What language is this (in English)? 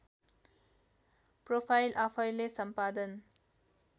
Nepali